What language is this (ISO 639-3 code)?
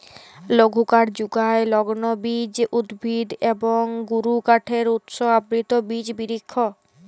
ben